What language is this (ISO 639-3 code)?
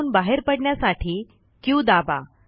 mar